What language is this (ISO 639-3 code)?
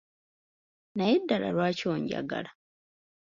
lug